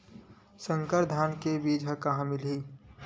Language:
Chhattisgarhi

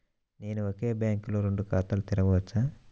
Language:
Telugu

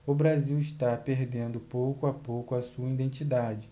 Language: Portuguese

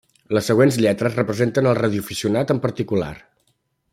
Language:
Catalan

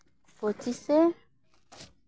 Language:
Santali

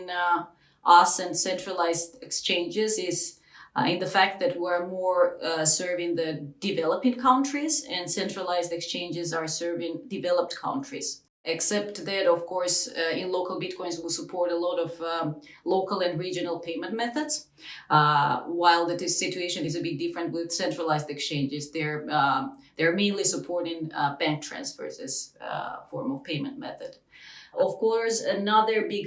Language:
English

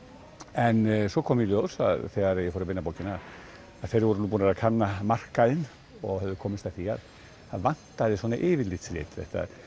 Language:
Icelandic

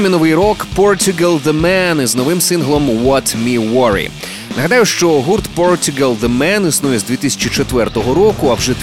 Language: Ukrainian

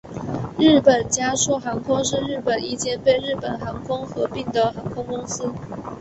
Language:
Chinese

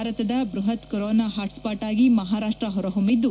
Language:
Kannada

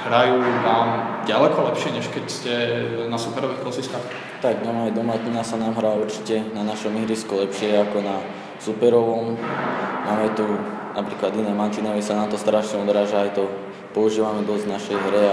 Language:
Czech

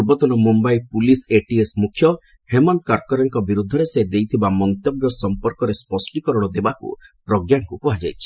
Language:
Odia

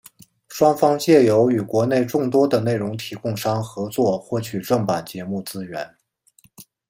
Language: Chinese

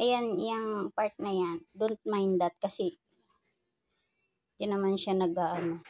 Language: Filipino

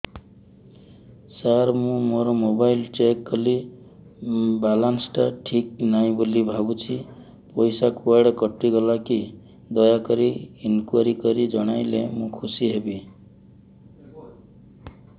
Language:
Odia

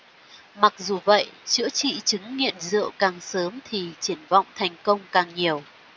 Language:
Vietnamese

